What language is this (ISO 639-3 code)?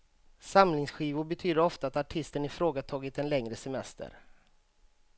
swe